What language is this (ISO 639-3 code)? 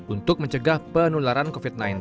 ind